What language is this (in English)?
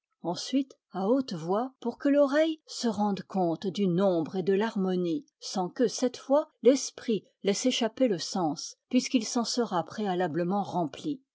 French